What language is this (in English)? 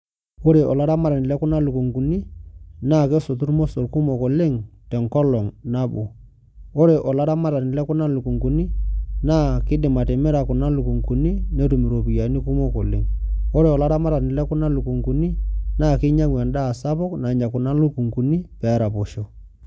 Masai